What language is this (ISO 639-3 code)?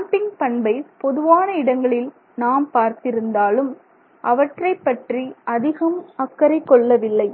tam